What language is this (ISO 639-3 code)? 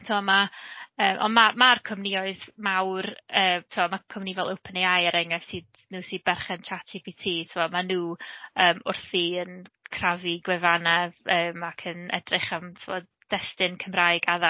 cym